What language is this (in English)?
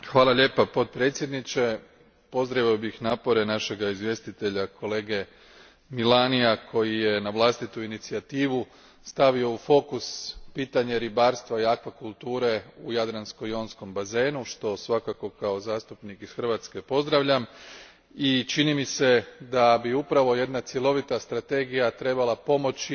Croatian